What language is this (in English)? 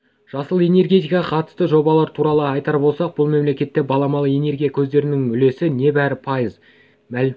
Kazakh